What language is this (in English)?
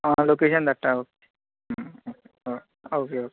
Konkani